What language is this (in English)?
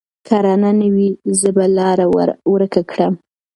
Pashto